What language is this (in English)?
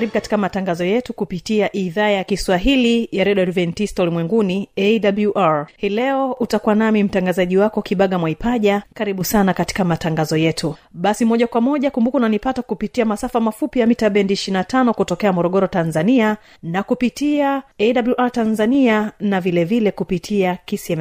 Swahili